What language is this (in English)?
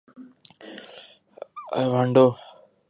Urdu